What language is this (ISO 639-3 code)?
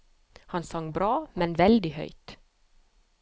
nor